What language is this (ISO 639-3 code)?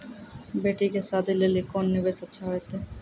mai